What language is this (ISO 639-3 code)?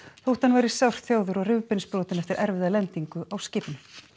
isl